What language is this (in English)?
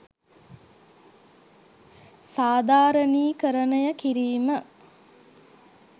Sinhala